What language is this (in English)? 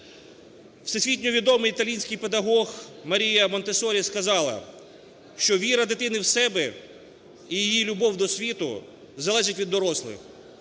Ukrainian